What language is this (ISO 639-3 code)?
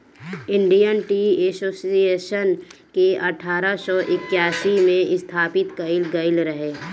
bho